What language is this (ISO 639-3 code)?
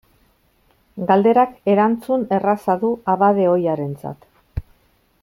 eus